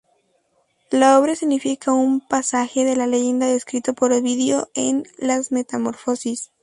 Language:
Spanish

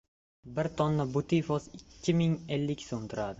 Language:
Uzbek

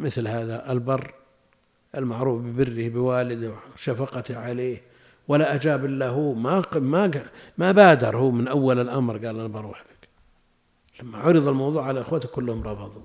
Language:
Arabic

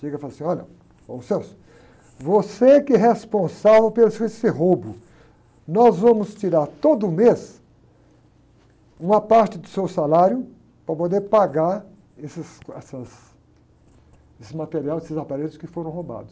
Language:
Portuguese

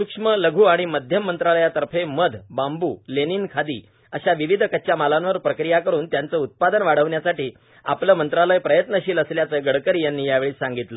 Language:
Marathi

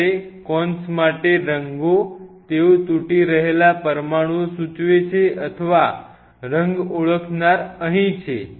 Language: Gujarati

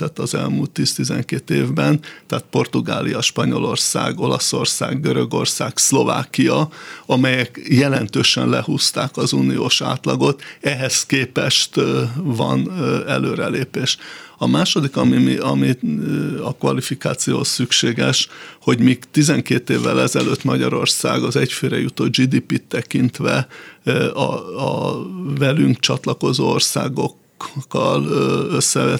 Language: Hungarian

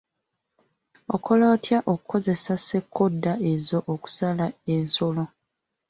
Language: Ganda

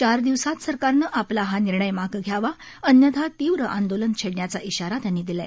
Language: Marathi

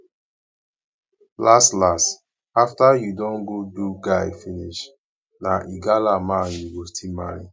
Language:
Nigerian Pidgin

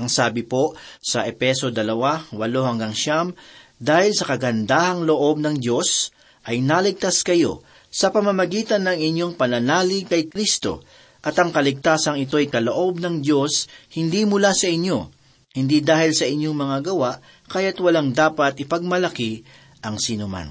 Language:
Filipino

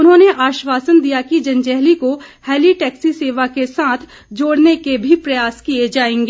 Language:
Hindi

